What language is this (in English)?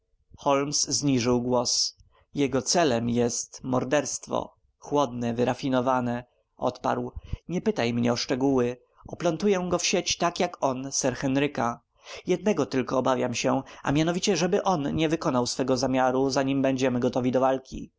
Polish